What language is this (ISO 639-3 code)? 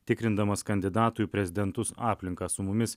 lit